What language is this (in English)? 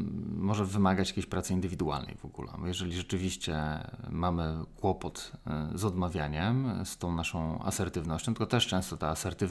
Polish